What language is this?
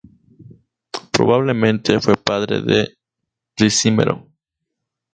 Spanish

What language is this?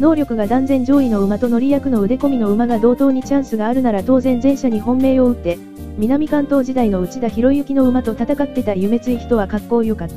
Japanese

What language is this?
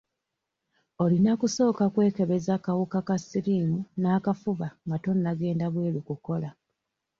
Ganda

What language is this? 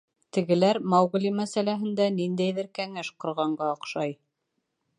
Bashkir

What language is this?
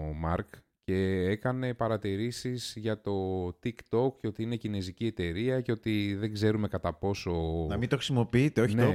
Greek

